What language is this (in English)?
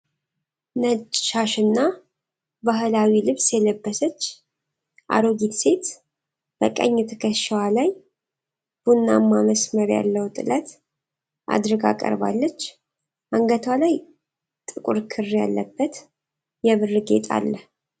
Amharic